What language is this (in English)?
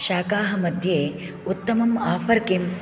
Sanskrit